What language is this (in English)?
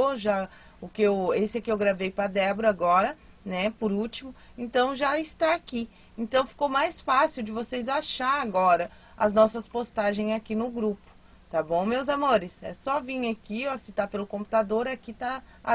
Portuguese